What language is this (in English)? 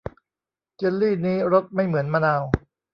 Thai